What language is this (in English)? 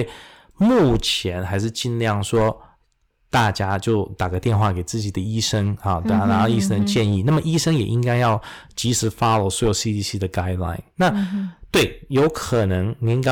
Chinese